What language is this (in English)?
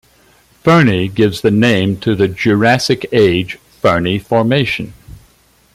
English